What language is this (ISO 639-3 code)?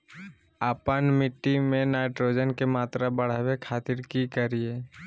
mag